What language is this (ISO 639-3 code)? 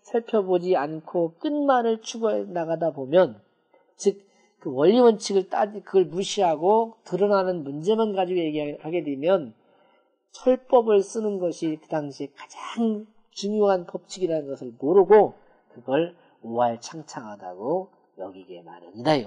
kor